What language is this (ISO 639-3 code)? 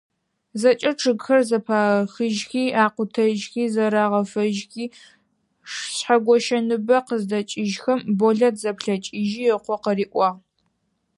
ady